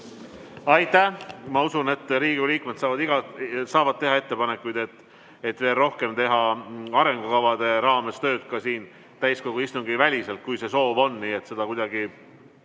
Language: Estonian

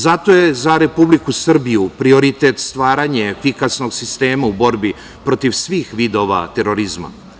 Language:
Serbian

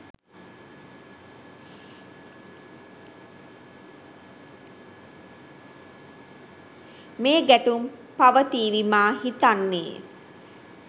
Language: Sinhala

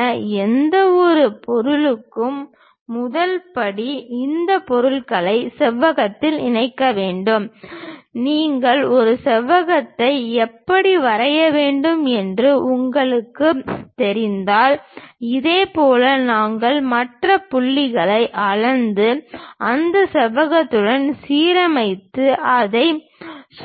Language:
Tamil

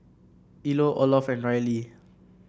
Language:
English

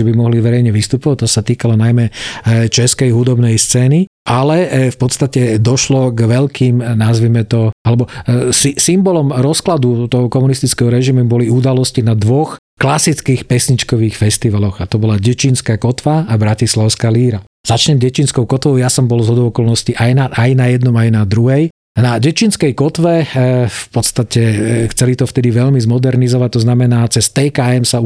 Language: Slovak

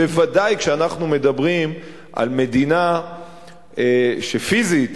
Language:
Hebrew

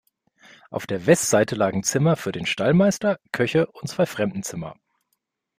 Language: German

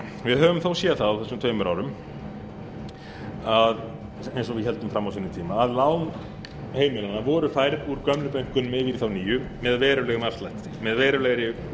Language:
Icelandic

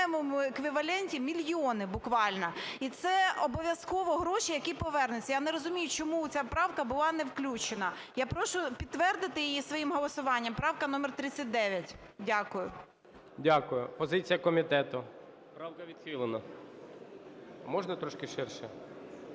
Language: Ukrainian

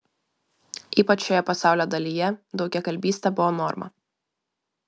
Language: Lithuanian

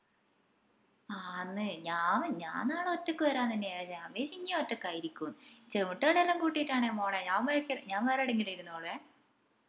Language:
Malayalam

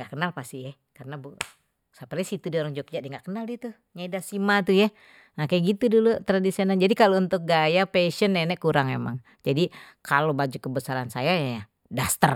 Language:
Betawi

